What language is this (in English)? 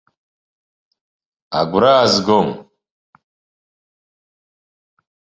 Abkhazian